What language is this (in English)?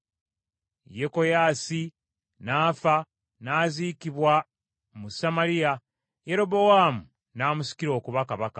Ganda